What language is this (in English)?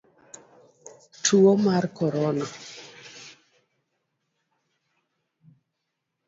Luo (Kenya and Tanzania)